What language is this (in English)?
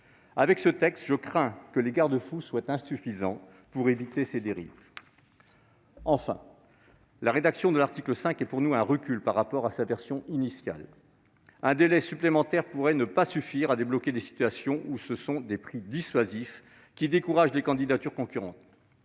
French